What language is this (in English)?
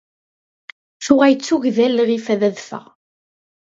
Kabyle